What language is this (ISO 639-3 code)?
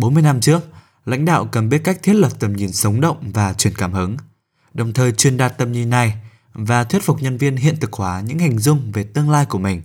vie